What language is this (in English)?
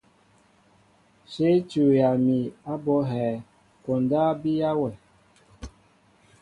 Mbo (Cameroon)